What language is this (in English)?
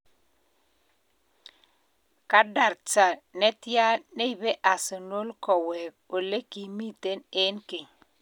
Kalenjin